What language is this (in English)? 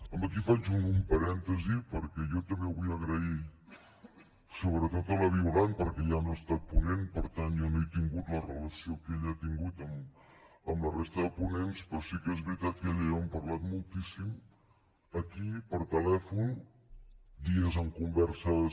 Catalan